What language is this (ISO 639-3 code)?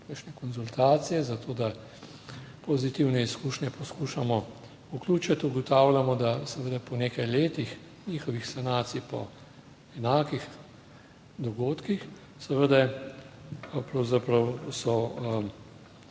slv